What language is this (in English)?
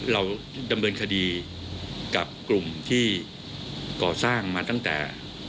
Thai